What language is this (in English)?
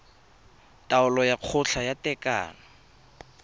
Tswana